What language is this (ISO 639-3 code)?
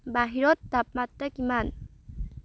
asm